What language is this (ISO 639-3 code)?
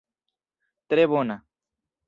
epo